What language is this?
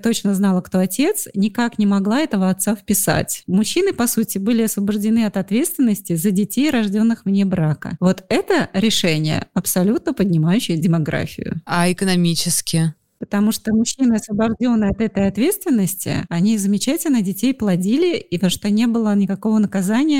Russian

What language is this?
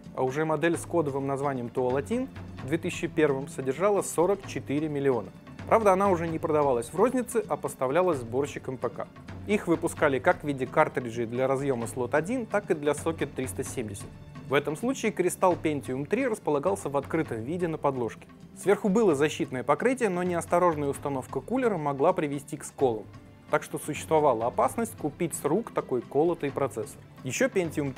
Russian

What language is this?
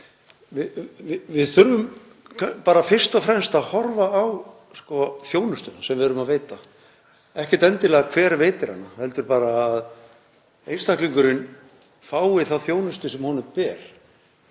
Icelandic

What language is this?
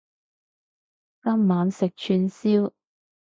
Cantonese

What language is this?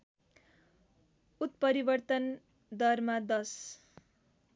Nepali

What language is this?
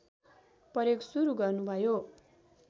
Nepali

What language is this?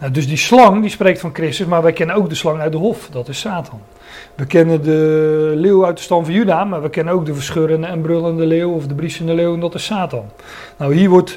Dutch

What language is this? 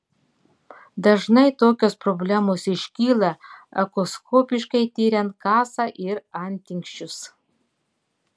Lithuanian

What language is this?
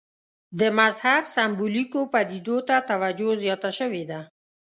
Pashto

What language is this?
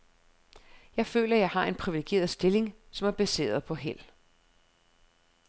Danish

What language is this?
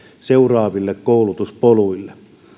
Finnish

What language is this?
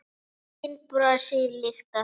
Icelandic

